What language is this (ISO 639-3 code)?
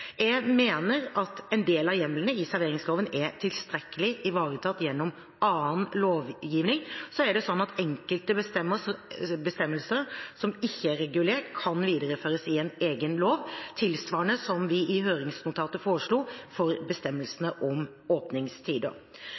nob